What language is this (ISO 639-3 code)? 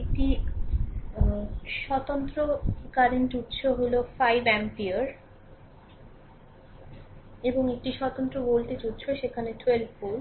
ben